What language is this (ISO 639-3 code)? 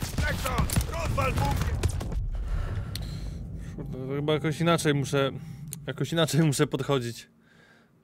pol